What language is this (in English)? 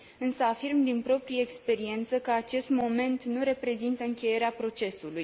Romanian